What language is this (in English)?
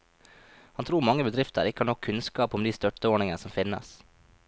Norwegian